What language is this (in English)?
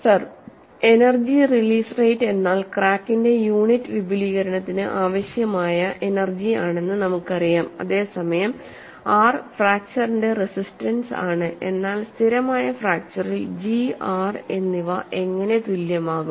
Malayalam